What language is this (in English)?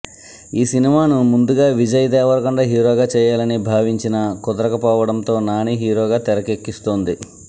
Telugu